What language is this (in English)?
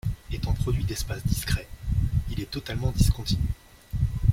French